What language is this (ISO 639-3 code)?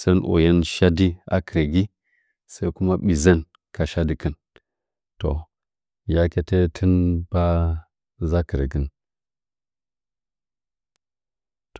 nja